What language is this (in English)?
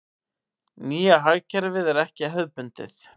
Icelandic